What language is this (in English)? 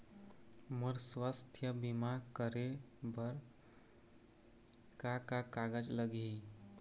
Chhattisgarhi